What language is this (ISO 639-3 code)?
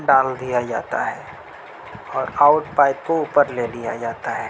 urd